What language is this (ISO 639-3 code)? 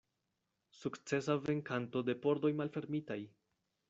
epo